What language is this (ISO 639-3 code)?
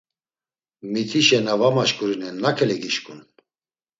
lzz